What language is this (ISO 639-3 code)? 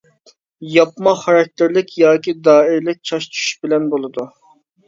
uig